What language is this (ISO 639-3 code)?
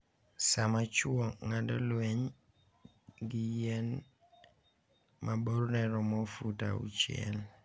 luo